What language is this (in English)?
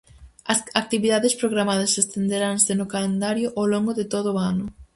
Galician